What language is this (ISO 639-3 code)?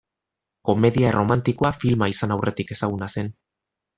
eus